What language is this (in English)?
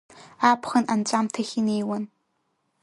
Abkhazian